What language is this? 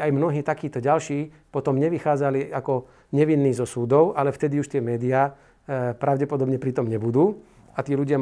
Slovak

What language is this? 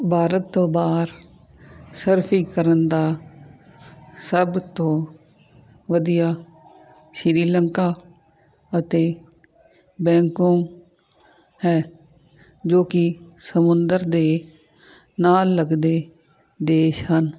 Punjabi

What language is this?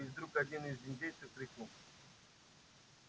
Russian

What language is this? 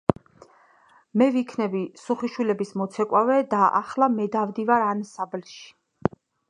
Georgian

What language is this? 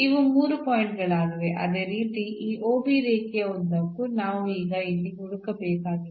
Kannada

